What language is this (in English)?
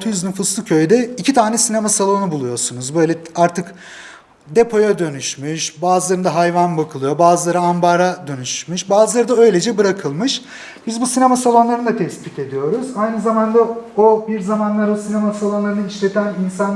Turkish